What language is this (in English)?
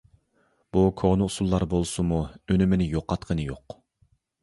Uyghur